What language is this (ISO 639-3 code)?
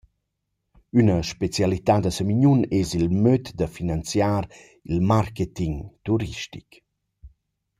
roh